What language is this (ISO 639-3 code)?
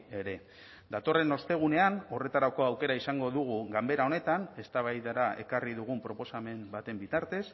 eus